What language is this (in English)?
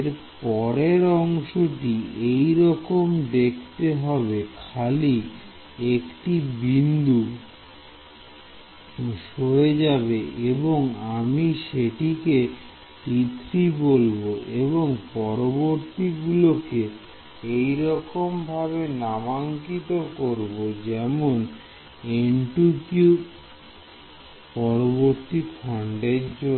Bangla